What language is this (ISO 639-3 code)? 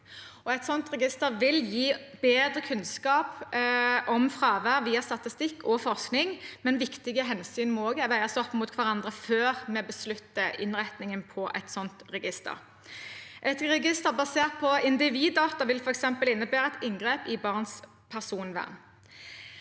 nor